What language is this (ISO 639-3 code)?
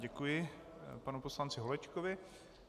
ces